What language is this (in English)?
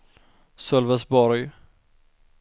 Swedish